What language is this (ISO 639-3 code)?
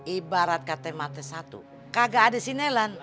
ind